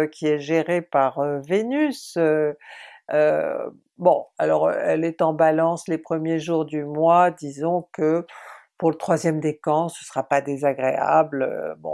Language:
French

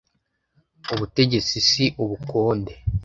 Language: Kinyarwanda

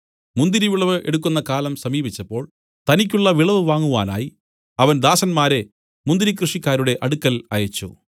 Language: Malayalam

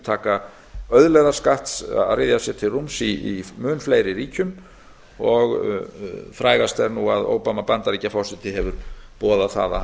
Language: Icelandic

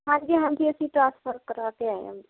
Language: Punjabi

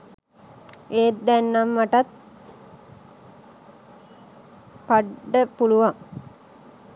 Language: Sinhala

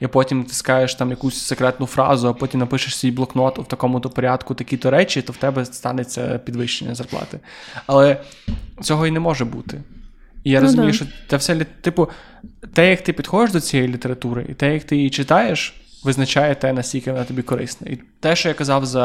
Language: Ukrainian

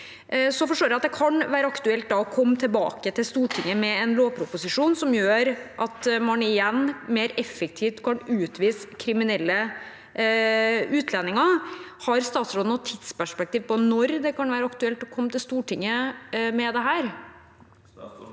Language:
Norwegian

